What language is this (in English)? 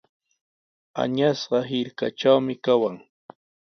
Sihuas Ancash Quechua